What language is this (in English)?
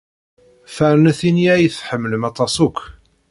Kabyle